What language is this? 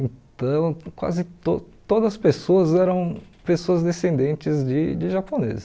Portuguese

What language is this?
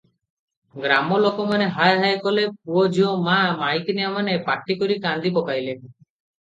Odia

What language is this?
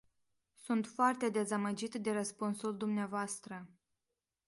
Romanian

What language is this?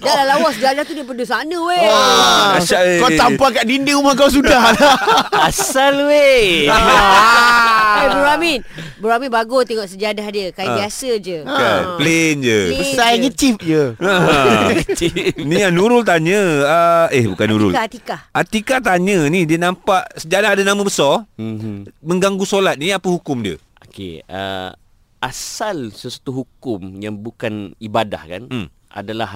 Malay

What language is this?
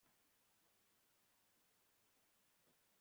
Kinyarwanda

